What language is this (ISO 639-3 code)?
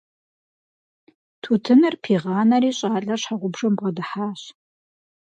kbd